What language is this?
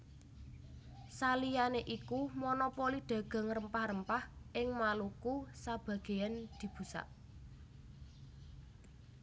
Javanese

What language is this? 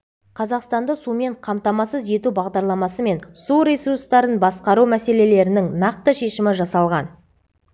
Kazakh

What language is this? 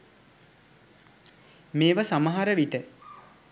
Sinhala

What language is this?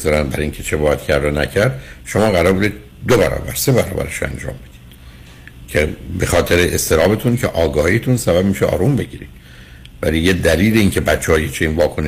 Persian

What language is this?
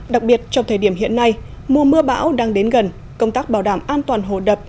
Vietnamese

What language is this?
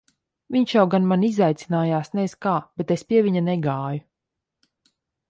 Latvian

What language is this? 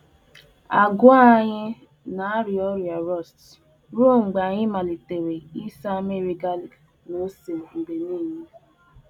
Igbo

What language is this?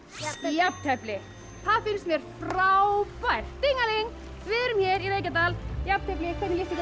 Icelandic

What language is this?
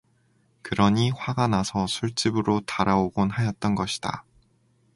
Korean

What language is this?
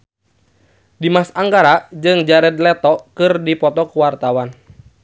Sundanese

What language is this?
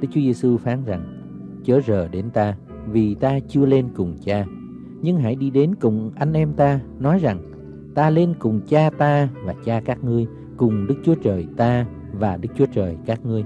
Vietnamese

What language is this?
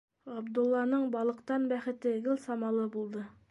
Bashkir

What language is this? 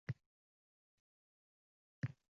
Uzbek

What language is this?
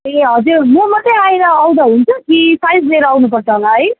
Nepali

